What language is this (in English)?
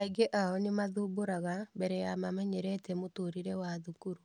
Kikuyu